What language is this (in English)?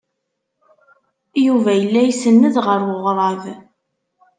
Kabyle